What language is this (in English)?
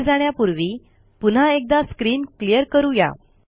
Marathi